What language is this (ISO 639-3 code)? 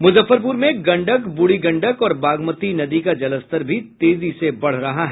hin